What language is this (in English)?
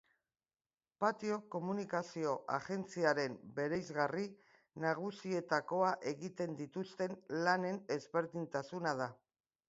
Basque